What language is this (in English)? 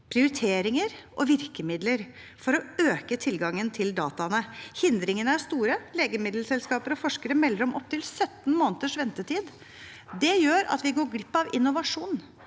Norwegian